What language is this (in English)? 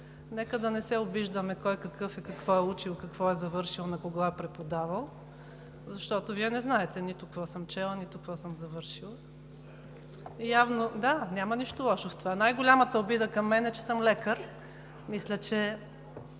Bulgarian